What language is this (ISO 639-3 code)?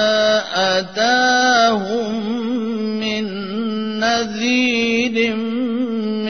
urd